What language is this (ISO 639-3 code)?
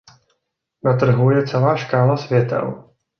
ces